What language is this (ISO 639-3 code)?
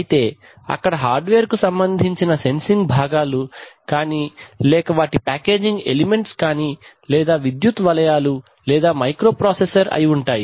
tel